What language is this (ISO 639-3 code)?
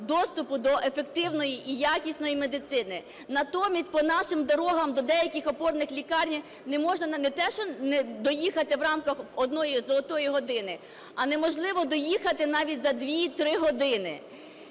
ukr